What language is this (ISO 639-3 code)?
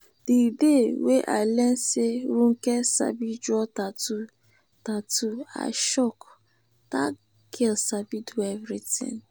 pcm